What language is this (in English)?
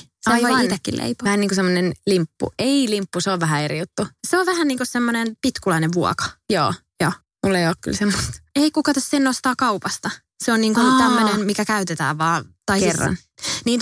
Finnish